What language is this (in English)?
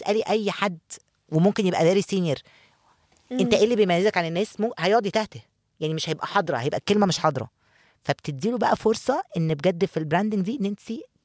Arabic